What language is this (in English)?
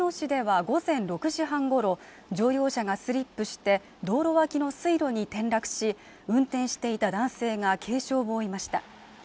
Japanese